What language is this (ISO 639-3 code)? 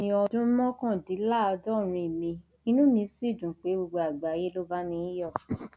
yor